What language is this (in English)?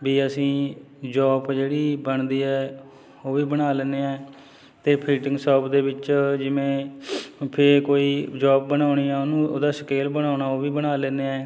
Punjabi